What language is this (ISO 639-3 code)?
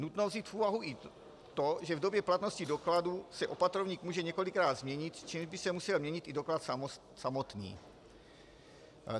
ces